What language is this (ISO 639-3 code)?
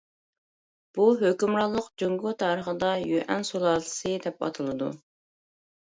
uig